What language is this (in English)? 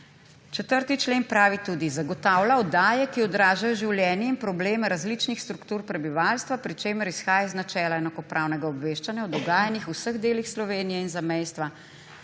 Slovenian